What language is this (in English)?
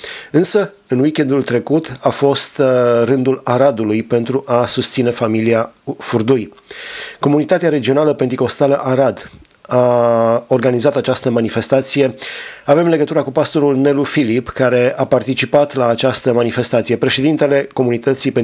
Romanian